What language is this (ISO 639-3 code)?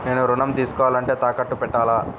tel